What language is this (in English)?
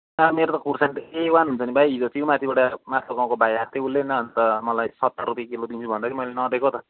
Nepali